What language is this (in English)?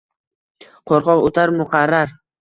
Uzbek